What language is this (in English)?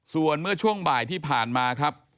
Thai